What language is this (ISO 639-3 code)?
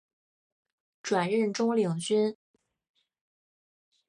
zho